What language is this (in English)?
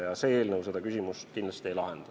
Estonian